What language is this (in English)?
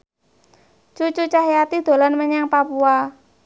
Javanese